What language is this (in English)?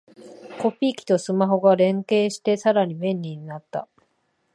Japanese